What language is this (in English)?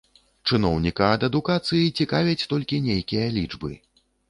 Belarusian